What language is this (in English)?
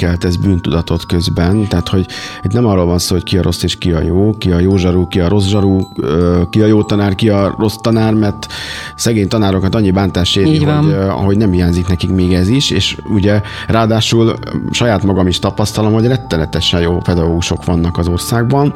Hungarian